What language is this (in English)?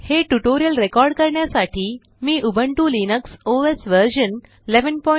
Marathi